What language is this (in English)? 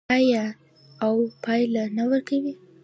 Pashto